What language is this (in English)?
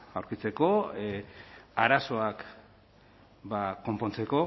Basque